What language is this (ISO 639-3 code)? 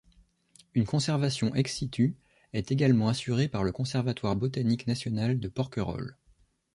fra